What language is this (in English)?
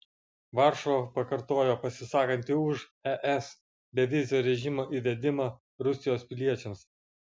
Lithuanian